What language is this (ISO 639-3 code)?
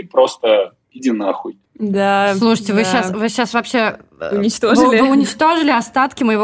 rus